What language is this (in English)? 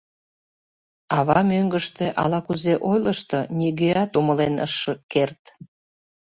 Mari